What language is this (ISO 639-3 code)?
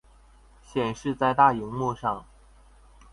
zho